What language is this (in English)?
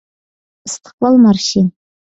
Uyghur